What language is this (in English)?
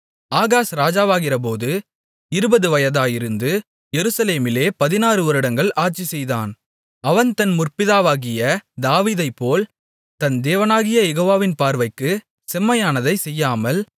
Tamil